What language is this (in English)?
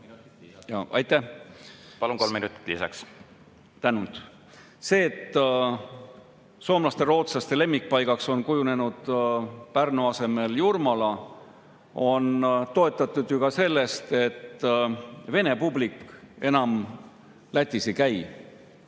Estonian